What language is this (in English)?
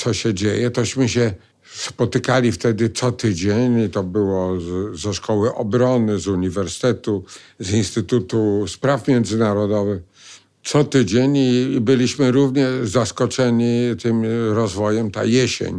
Polish